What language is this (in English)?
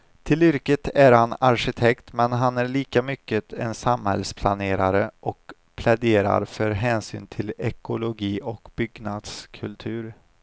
Swedish